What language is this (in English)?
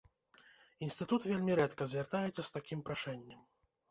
Belarusian